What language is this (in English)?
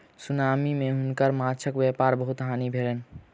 Maithili